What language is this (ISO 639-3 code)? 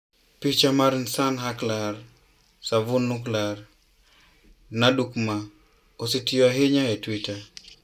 luo